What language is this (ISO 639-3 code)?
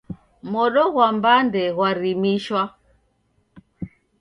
dav